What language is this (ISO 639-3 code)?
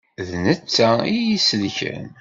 kab